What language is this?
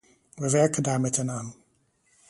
Dutch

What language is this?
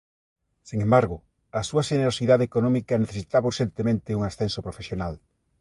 Galician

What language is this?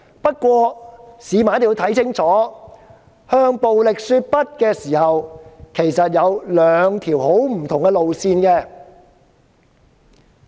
Cantonese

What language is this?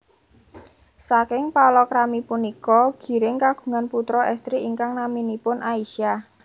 Javanese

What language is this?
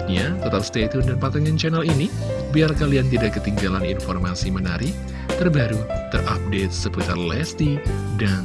Indonesian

